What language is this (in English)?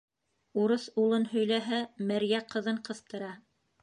Bashkir